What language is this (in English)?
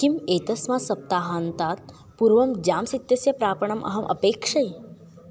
Sanskrit